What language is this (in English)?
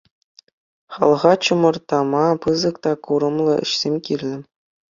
Chuvash